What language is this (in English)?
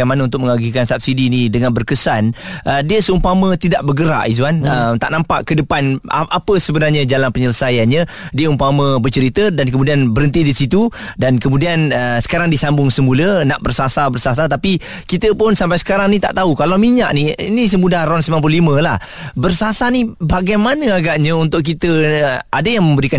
Malay